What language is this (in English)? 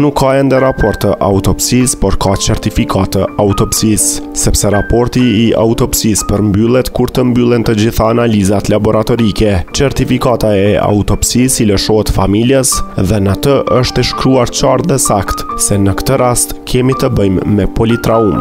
Romanian